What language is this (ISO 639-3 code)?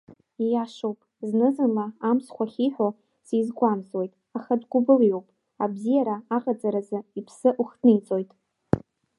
abk